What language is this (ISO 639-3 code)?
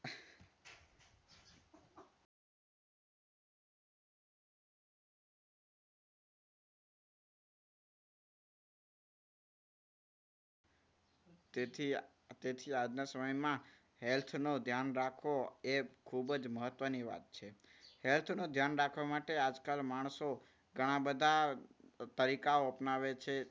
guj